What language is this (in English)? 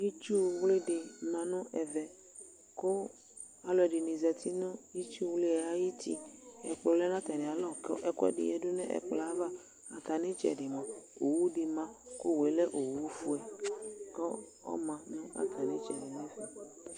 Ikposo